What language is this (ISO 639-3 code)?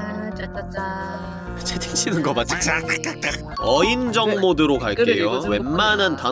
kor